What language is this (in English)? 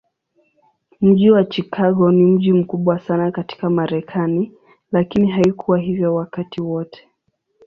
Swahili